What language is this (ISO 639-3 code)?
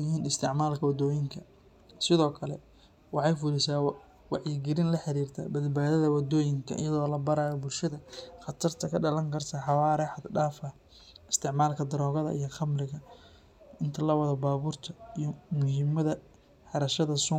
som